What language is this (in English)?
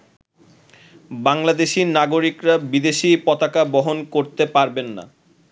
Bangla